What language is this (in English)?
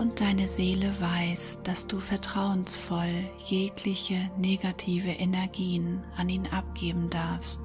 German